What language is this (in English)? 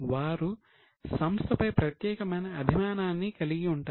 Telugu